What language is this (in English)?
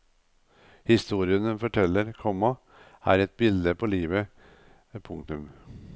Norwegian